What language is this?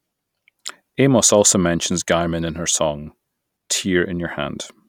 English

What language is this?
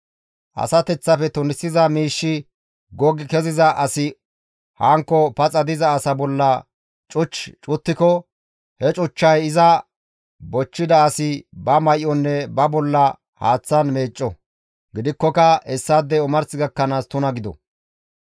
Gamo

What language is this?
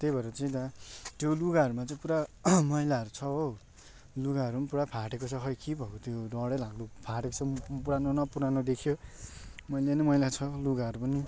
Nepali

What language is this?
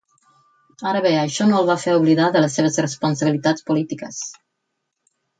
Catalan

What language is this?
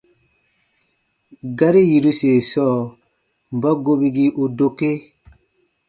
Baatonum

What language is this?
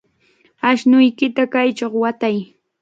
Cajatambo North Lima Quechua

